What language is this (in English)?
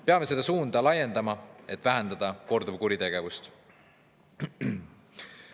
Estonian